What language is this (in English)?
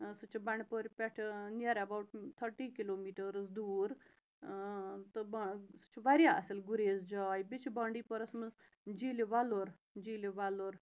Kashmiri